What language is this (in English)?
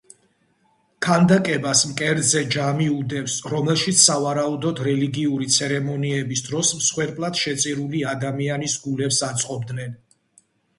Georgian